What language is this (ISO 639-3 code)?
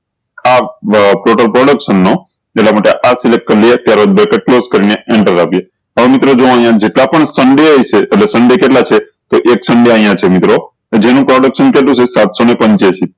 guj